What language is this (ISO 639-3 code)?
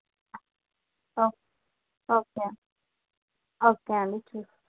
tel